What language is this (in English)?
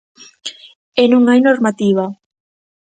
Galician